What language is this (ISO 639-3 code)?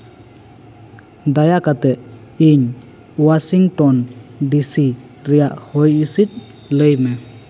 sat